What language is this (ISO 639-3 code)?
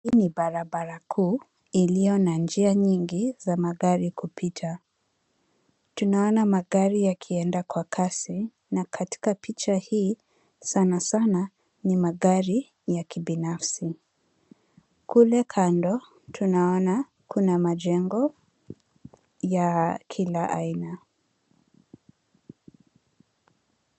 swa